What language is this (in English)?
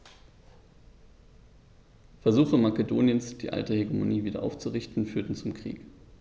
German